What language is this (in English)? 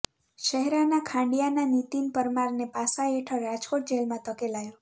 Gujarati